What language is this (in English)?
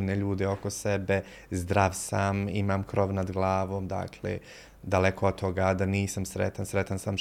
Croatian